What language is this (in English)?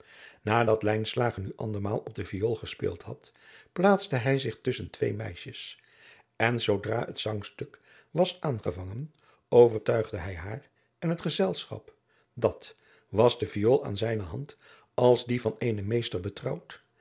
Dutch